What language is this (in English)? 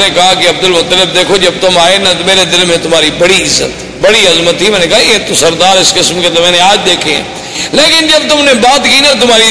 Urdu